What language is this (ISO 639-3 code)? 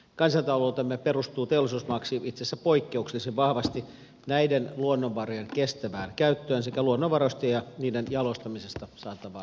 fin